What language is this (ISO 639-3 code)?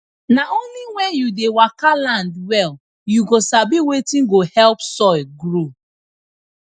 pcm